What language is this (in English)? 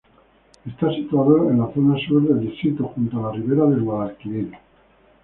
Spanish